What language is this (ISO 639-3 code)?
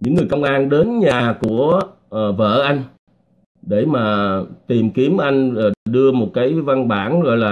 vie